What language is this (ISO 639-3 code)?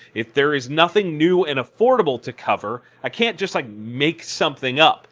eng